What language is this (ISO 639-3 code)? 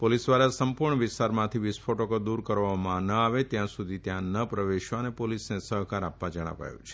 guj